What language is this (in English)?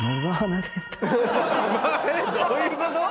Japanese